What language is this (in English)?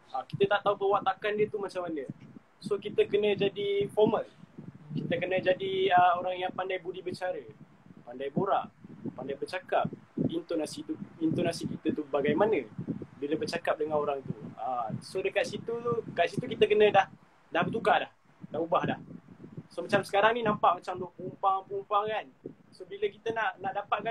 Malay